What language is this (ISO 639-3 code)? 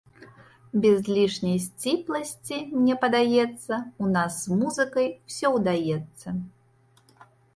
bel